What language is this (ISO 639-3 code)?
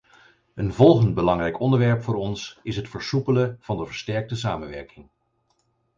nld